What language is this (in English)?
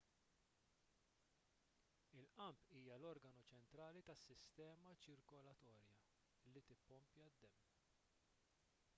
Maltese